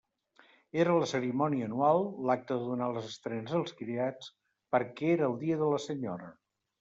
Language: Catalan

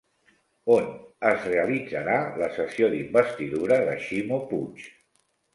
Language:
Catalan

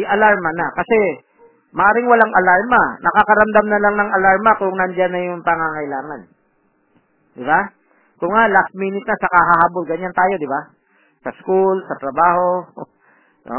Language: Filipino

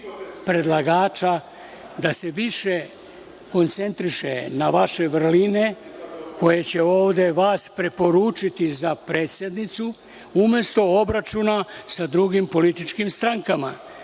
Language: Serbian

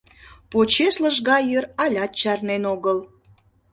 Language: Mari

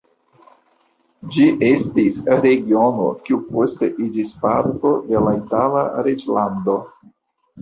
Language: Esperanto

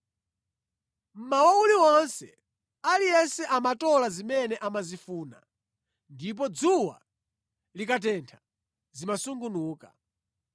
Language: Nyanja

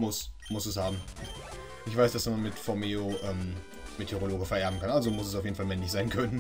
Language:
German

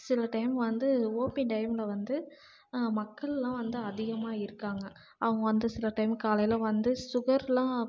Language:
Tamil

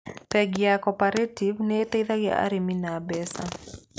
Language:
Kikuyu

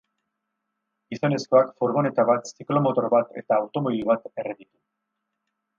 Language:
Basque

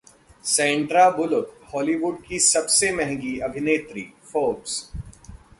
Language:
Hindi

